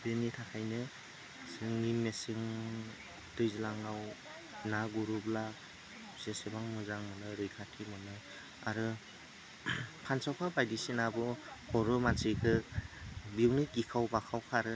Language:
Bodo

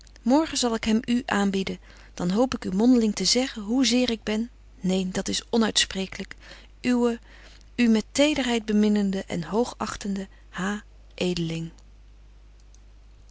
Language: Dutch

